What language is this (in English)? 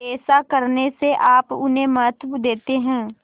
Hindi